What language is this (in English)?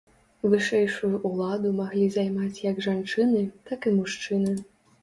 Belarusian